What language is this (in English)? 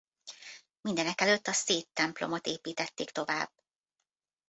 Hungarian